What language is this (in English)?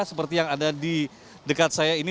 Indonesian